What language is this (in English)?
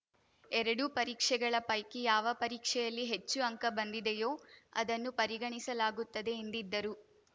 Kannada